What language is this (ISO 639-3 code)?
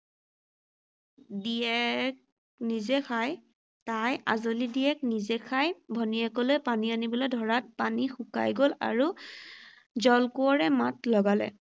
asm